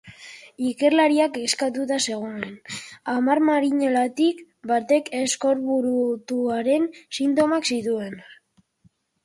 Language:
Basque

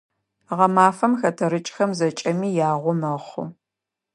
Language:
Adyghe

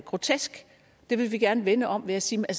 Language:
Danish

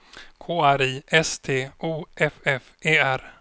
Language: Swedish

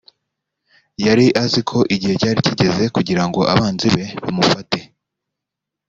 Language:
Kinyarwanda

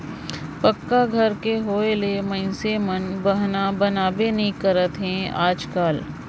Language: Chhattisgarhi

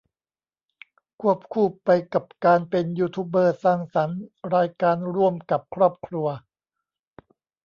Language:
Thai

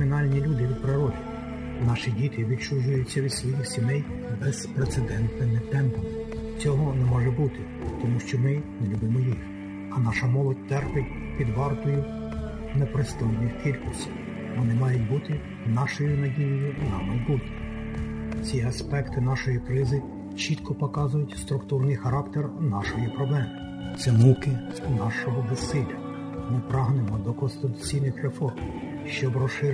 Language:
Ukrainian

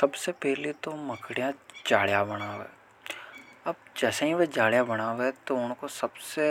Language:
Hadothi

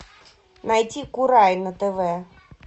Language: Russian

